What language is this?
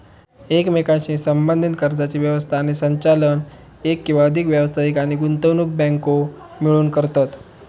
Marathi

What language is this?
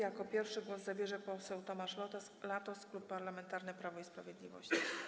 Polish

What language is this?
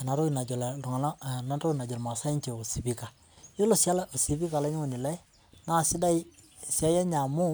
Masai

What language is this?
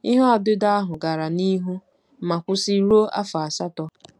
Igbo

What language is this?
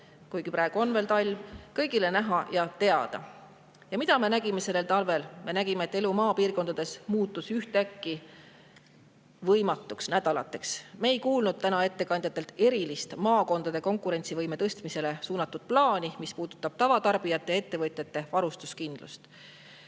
Estonian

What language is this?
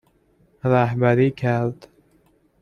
Persian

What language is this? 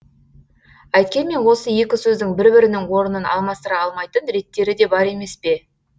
Kazakh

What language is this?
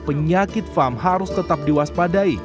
Indonesian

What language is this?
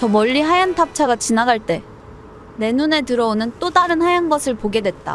Korean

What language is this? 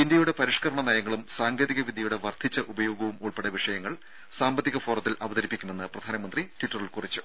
Malayalam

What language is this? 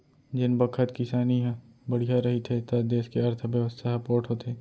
Chhattisgarhi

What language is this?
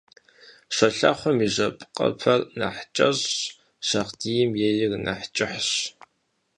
Kabardian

